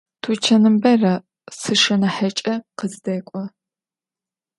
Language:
Adyghe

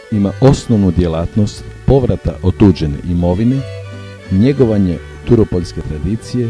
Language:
Romanian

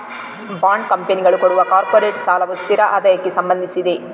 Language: Kannada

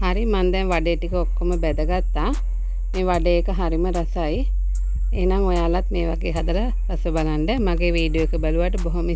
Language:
Turkish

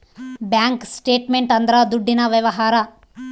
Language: Kannada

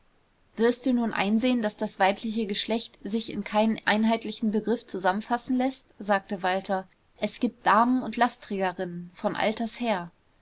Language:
German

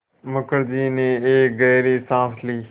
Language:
Hindi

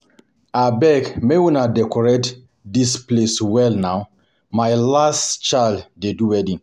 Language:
Nigerian Pidgin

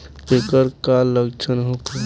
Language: Bhojpuri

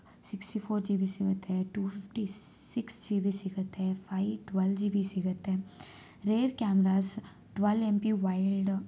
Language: Kannada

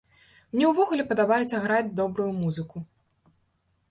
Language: Belarusian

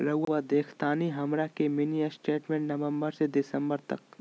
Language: Magahi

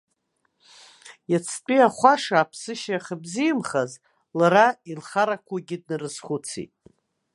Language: Abkhazian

